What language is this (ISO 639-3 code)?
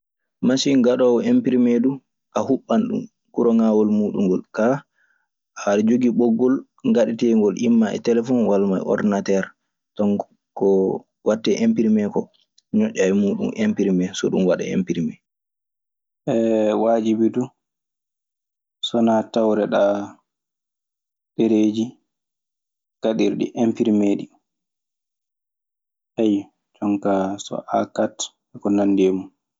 ffm